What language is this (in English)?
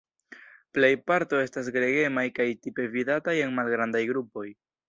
Esperanto